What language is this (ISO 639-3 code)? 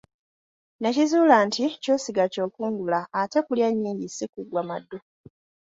lug